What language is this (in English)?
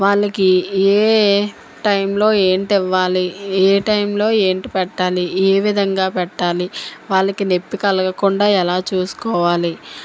Telugu